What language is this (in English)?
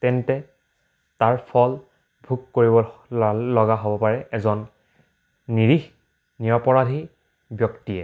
Assamese